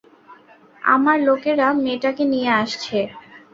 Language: Bangla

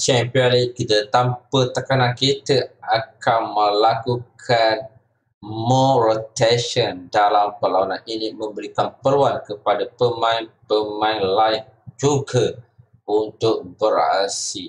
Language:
Malay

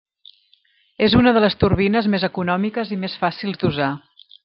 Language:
Catalan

